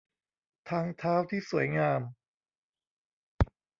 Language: Thai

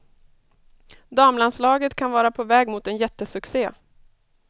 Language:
Swedish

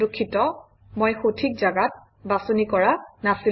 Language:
Assamese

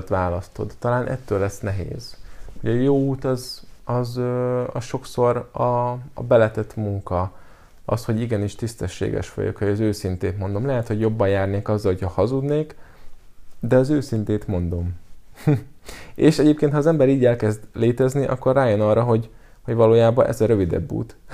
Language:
Hungarian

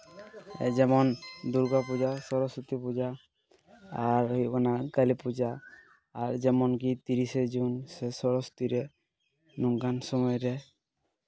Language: Santali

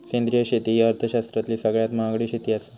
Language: Marathi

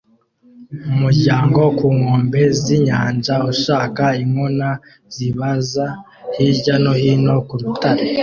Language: Kinyarwanda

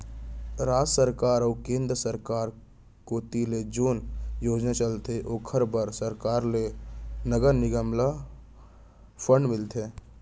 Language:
Chhattisgarhi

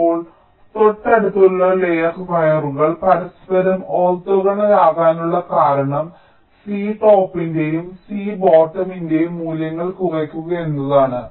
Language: Malayalam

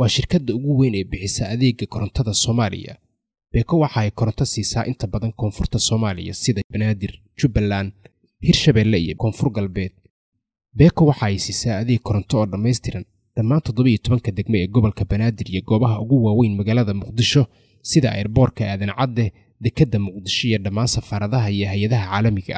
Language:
Arabic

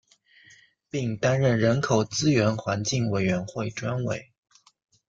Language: Chinese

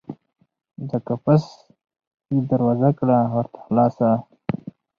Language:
Pashto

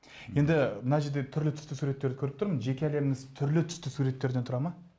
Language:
Kazakh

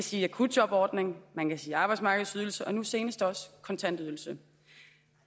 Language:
Danish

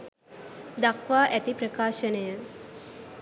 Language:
Sinhala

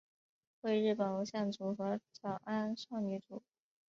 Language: Chinese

